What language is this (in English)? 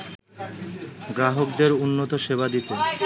Bangla